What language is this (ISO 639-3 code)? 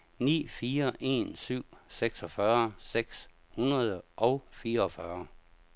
dan